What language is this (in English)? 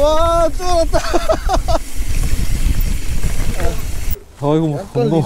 Korean